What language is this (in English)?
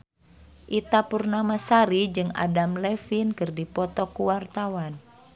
Sundanese